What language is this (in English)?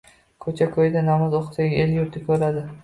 Uzbek